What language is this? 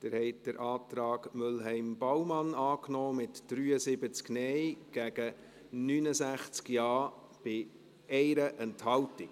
Swiss German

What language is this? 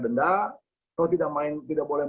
Indonesian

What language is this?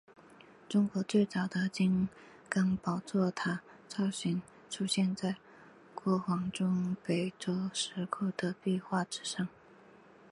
Chinese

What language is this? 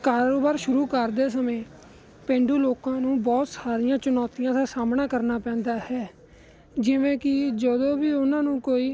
Punjabi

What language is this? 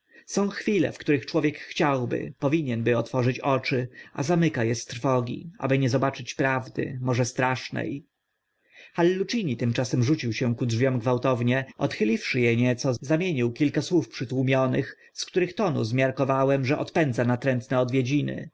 Polish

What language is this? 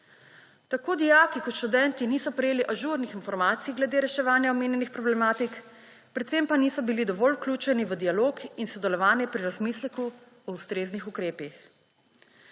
Slovenian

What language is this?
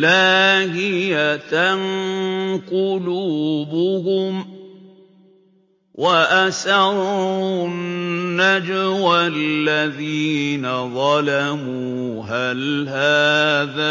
Arabic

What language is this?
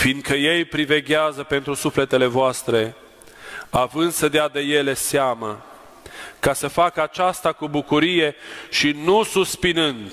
Romanian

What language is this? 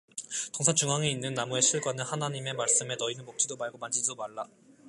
Korean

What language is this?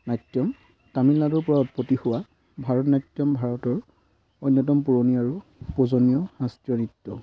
Assamese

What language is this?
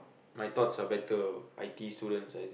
English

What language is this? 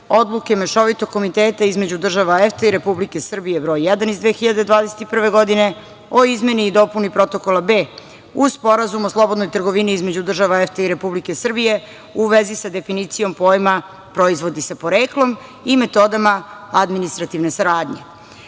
Serbian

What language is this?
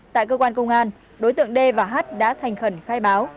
Vietnamese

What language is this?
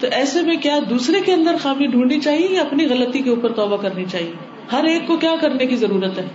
Urdu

